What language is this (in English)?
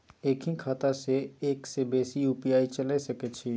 Maithili